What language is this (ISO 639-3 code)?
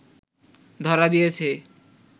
ben